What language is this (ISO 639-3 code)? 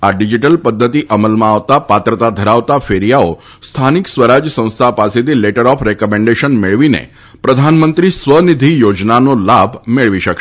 guj